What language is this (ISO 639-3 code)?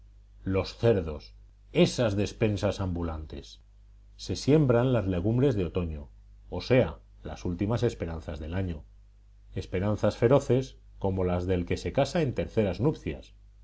spa